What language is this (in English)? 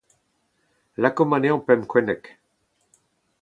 Breton